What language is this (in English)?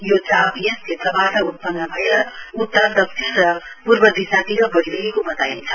Nepali